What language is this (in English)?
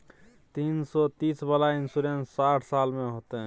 Maithili